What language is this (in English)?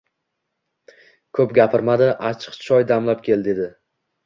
Uzbek